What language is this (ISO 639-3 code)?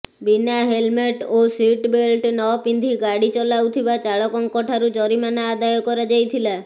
ori